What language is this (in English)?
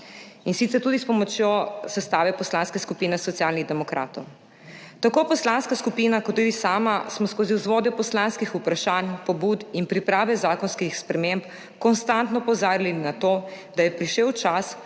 Slovenian